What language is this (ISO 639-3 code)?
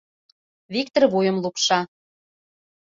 chm